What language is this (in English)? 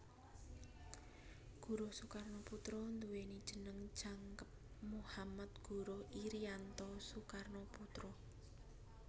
Javanese